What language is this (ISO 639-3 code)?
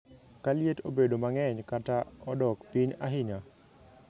luo